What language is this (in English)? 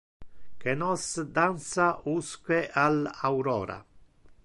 Interlingua